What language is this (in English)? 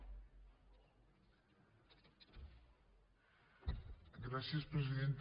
Catalan